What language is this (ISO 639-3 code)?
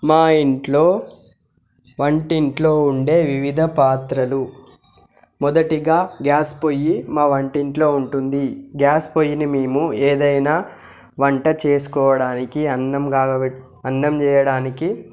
tel